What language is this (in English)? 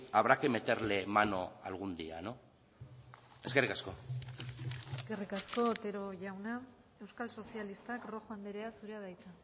Basque